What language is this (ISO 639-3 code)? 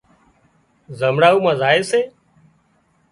kxp